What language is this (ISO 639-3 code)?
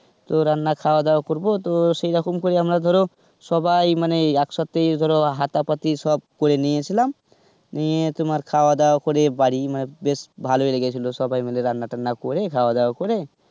ben